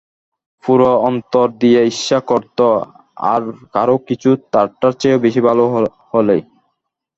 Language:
Bangla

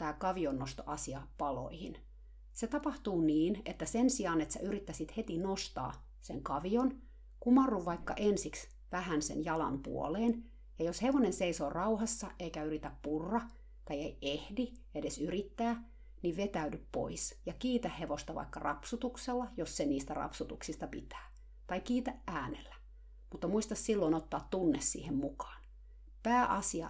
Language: Finnish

